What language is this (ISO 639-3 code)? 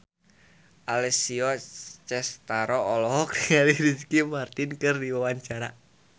sun